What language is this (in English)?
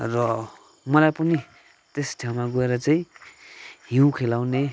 Nepali